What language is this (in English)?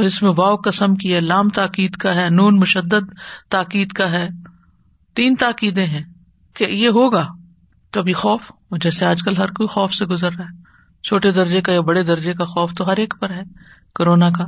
Urdu